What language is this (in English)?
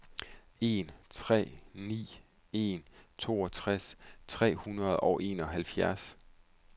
Danish